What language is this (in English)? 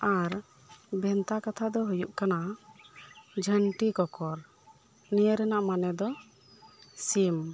Santali